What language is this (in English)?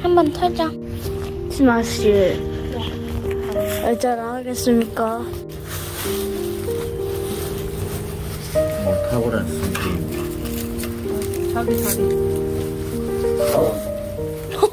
Korean